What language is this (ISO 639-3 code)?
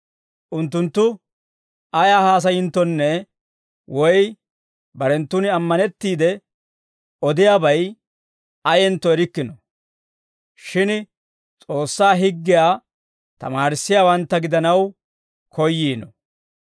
dwr